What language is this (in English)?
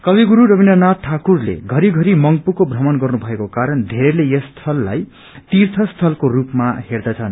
Nepali